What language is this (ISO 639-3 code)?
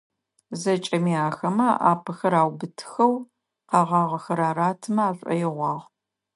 ady